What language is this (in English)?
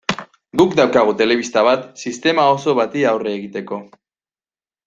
Basque